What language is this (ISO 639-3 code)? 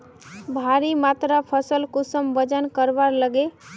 mag